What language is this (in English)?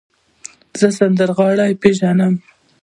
Pashto